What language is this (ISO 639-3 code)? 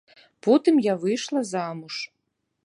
bel